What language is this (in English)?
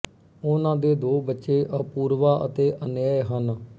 Punjabi